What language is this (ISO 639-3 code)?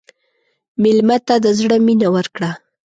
pus